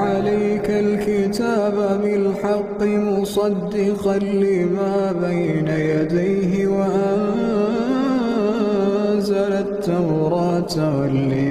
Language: Arabic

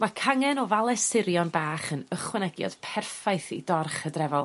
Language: Welsh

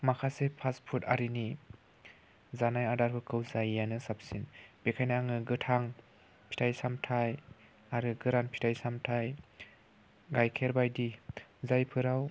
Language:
Bodo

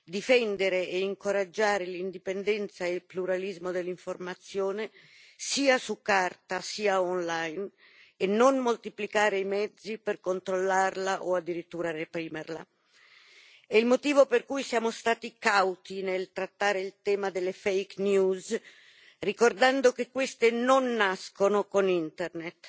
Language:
Italian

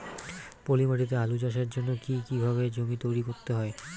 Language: Bangla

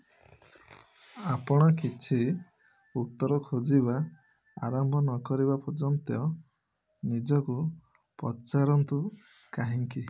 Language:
Odia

